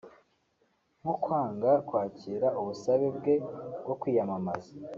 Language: Kinyarwanda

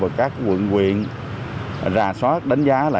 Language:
Vietnamese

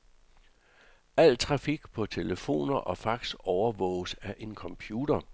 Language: Danish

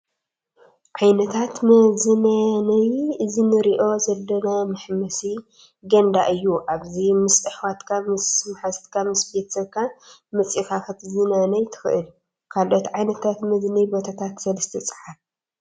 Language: Tigrinya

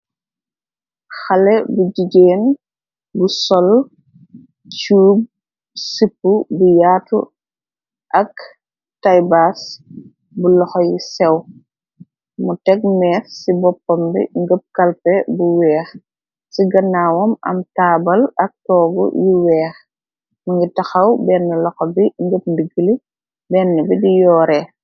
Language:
Wolof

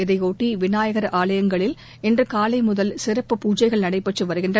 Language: Tamil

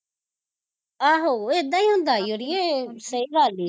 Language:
Punjabi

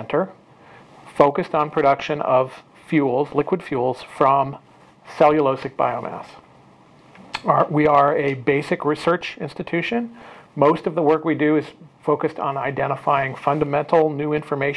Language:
English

